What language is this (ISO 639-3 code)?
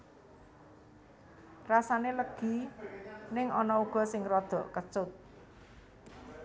jav